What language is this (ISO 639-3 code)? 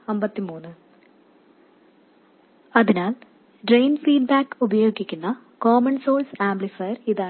mal